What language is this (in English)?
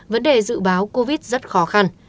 Vietnamese